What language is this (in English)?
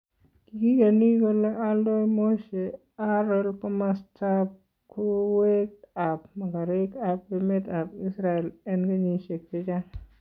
Kalenjin